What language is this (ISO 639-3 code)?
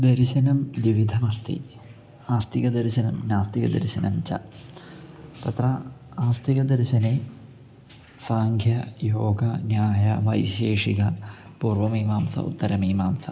san